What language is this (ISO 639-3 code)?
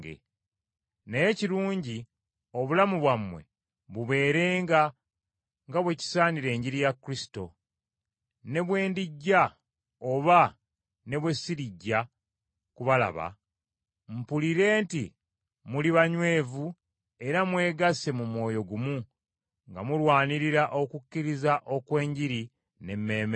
lug